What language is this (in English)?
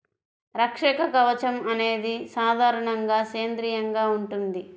Telugu